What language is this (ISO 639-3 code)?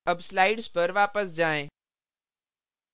hin